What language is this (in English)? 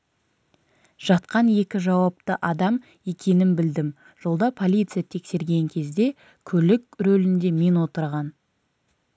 Kazakh